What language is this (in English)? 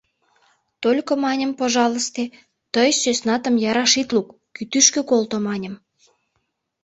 Mari